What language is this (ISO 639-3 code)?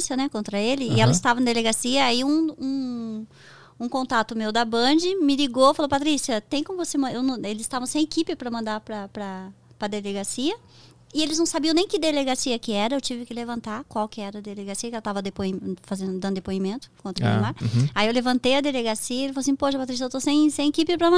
por